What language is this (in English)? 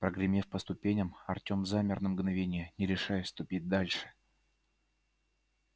Russian